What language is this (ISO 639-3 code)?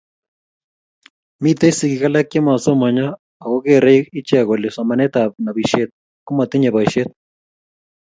kln